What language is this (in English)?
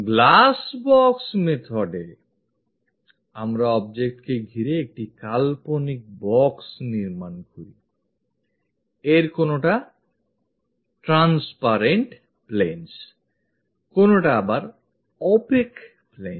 Bangla